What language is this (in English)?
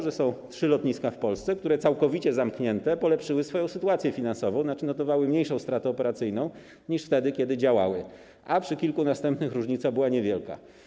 Polish